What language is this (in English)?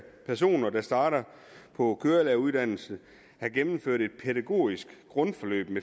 Danish